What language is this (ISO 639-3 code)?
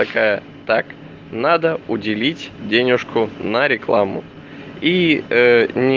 rus